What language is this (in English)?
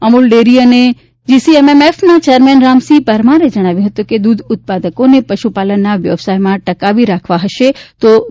Gujarati